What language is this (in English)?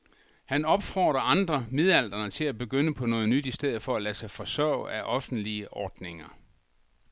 Danish